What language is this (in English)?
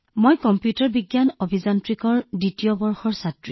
Assamese